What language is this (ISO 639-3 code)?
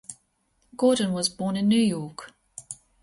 eng